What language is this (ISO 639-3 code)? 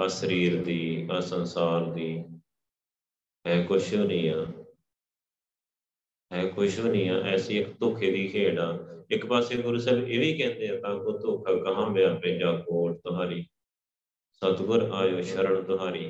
pan